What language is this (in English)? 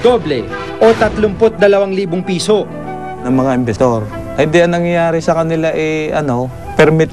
Filipino